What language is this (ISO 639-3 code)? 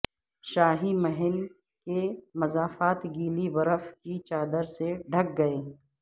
urd